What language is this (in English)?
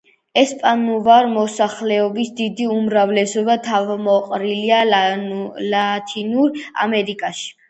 Georgian